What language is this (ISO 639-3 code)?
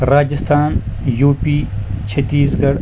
kas